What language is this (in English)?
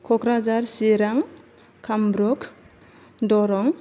Bodo